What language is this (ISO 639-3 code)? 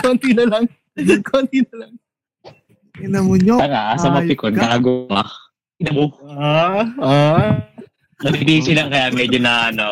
fil